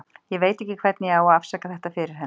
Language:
Icelandic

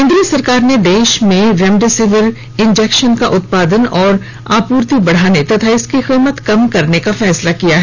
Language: Hindi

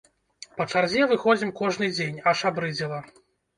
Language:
Belarusian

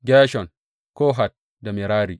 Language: Hausa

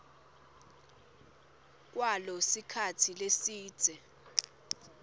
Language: Swati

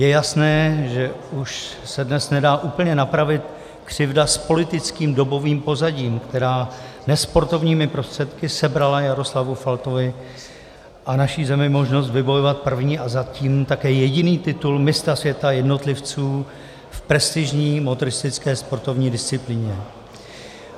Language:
Czech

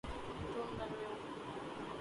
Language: Urdu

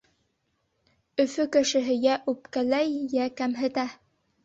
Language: Bashkir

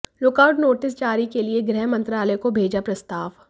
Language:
Hindi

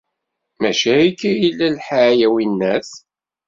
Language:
Kabyle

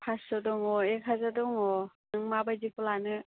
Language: Bodo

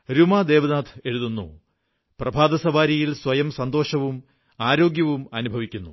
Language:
Malayalam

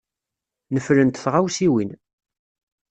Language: Kabyle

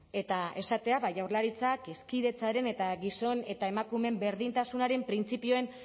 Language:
Basque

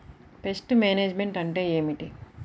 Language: Telugu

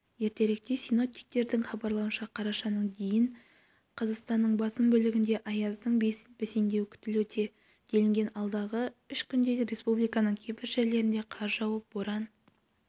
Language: Kazakh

